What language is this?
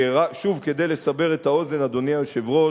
Hebrew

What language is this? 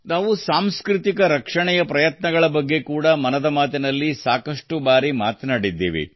Kannada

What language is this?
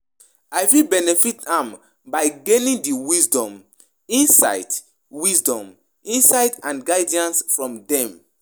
Nigerian Pidgin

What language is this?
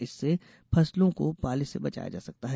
Hindi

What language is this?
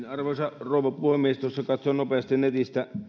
Finnish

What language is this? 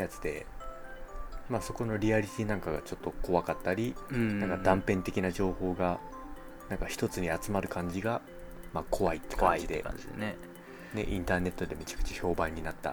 Japanese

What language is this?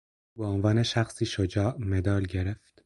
Persian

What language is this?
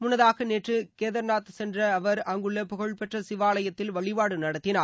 Tamil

